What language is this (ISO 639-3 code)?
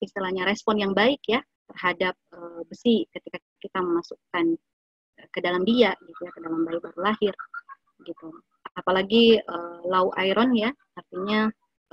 ind